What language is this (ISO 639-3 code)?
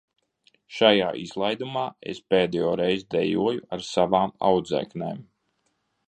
lav